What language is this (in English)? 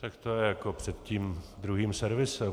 Czech